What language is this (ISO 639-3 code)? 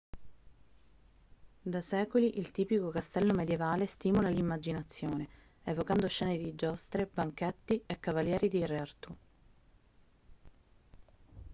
ita